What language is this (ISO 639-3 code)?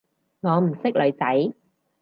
yue